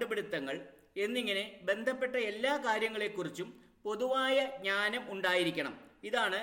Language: Malayalam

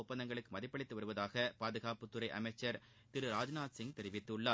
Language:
Tamil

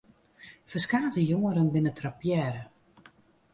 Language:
Western Frisian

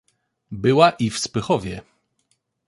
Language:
Polish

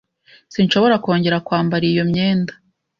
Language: Kinyarwanda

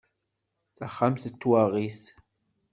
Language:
Kabyle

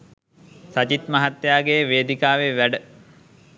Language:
Sinhala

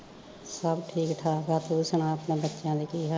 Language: Punjabi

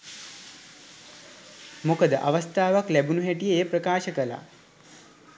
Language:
Sinhala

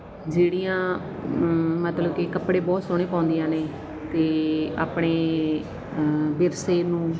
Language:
Punjabi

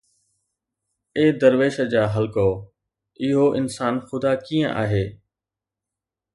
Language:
Sindhi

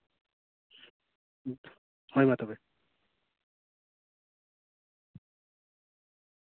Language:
Santali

